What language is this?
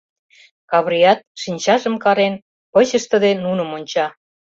Mari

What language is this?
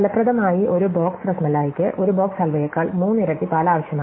Malayalam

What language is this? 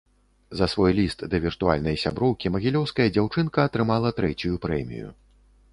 Belarusian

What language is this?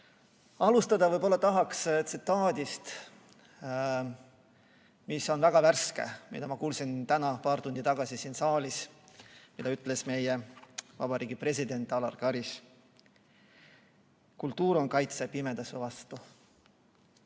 Estonian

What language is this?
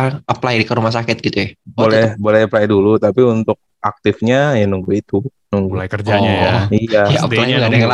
Indonesian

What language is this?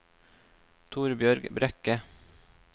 Norwegian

